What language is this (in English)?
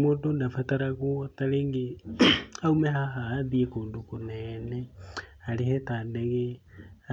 Kikuyu